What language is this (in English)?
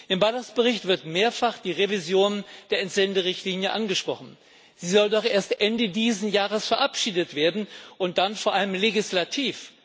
German